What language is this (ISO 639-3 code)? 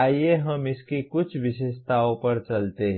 hin